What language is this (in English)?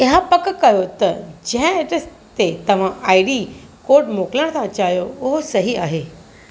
Sindhi